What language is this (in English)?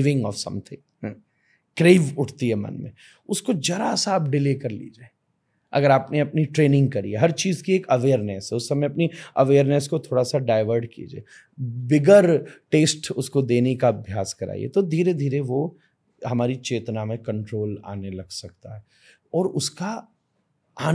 Hindi